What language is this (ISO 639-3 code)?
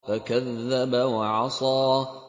ara